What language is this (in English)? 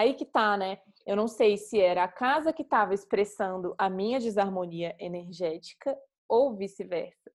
Portuguese